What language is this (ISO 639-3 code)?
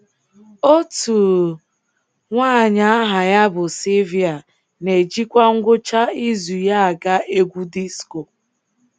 ibo